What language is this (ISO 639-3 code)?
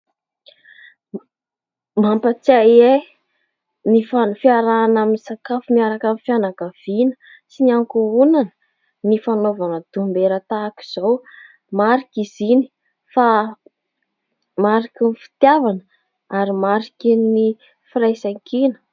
mlg